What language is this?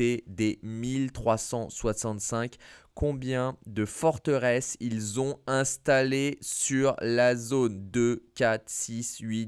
French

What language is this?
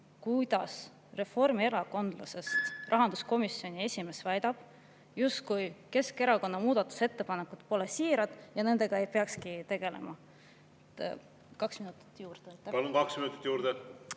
Estonian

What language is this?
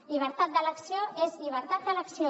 Catalan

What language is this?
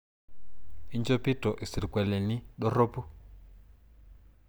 Masai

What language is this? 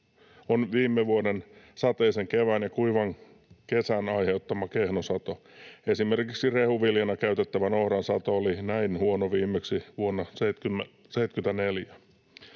Finnish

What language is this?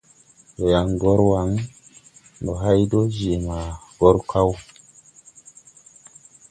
Tupuri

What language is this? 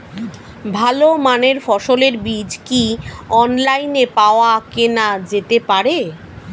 Bangla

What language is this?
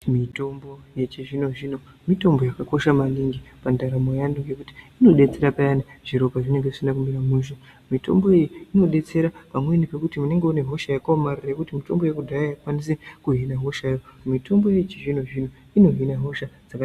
Ndau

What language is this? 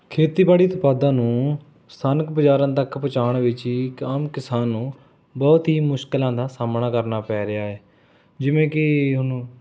Punjabi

